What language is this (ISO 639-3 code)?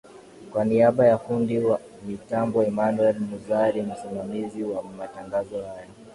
swa